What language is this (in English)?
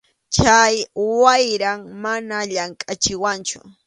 Arequipa-La Unión Quechua